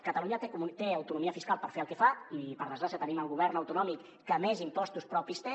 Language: Catalan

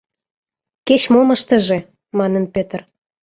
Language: Mari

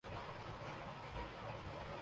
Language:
Urdu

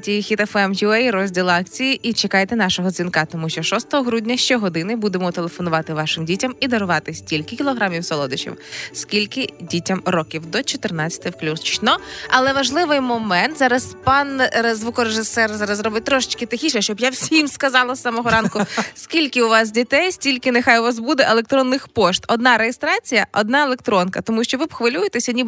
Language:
Ukrainian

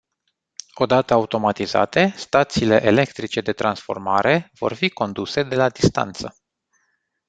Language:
Romanian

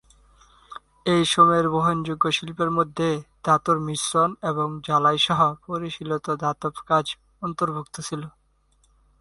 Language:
Bangla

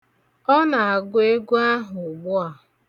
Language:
Igbo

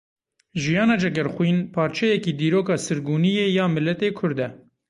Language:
Kurdish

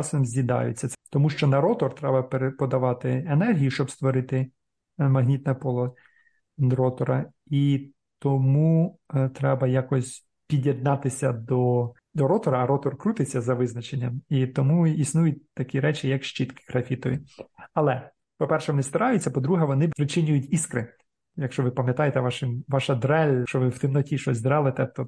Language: Ukrainian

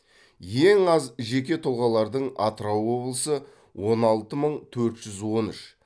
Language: Kazakh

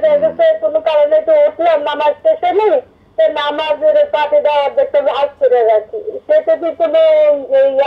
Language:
Arabic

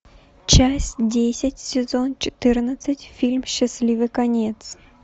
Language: Russian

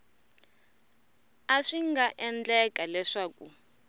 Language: Tsonga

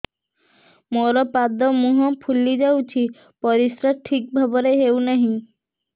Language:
Odia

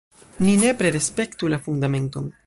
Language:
Esperanto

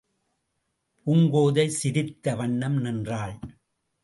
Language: Tamil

